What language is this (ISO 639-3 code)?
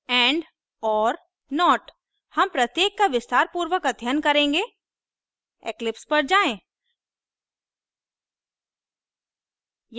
hin